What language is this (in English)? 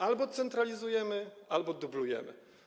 Polish